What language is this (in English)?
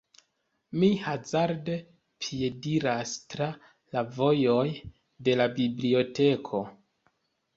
Esperanto